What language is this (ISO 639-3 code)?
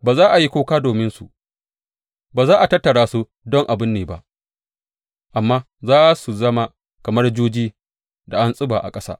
hau